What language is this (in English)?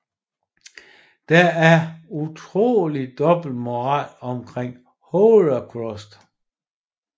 Danish